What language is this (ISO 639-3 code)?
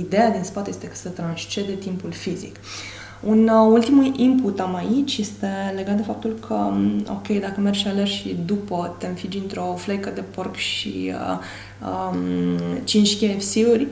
ron